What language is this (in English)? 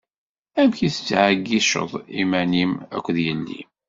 Kabyle